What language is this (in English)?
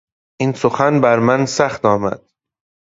Persian